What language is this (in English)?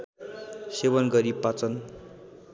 Nepali